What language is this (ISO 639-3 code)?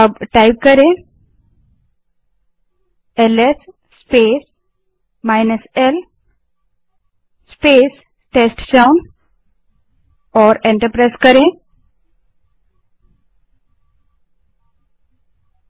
hin